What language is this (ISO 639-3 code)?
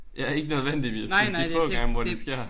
dan